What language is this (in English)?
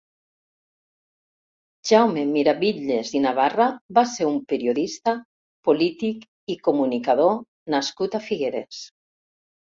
Catalan